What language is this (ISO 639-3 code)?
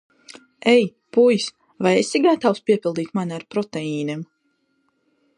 lav